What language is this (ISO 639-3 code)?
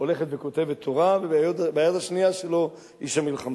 heb